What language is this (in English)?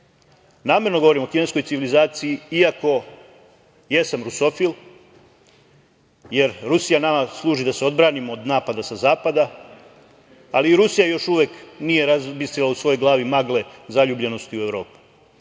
Serbian